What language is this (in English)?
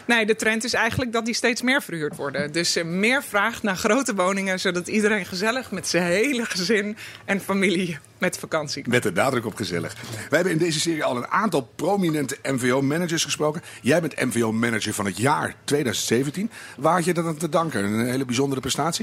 Dutch